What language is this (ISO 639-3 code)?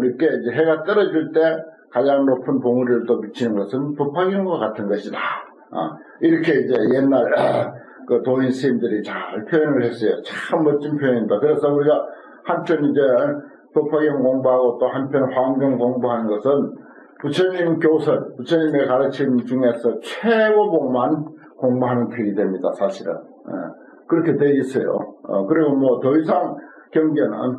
kor